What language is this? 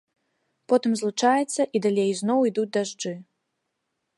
Belarusian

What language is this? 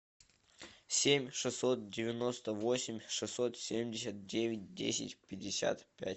Russian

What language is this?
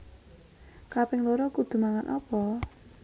Javanese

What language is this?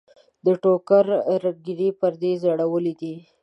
Pashto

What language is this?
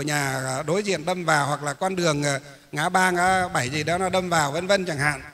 Vietnamese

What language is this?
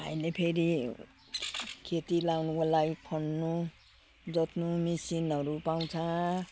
Nepali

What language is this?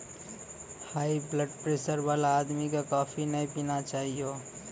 Maithili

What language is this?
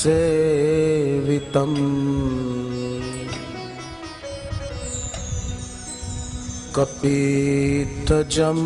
Hindi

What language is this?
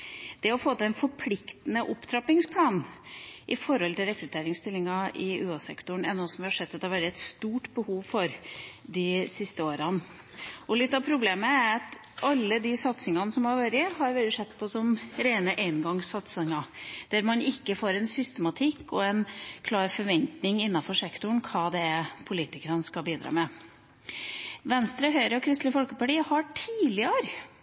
Norwegian Bokmål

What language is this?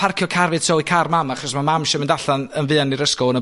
Welsh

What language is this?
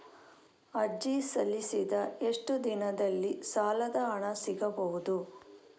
Kannada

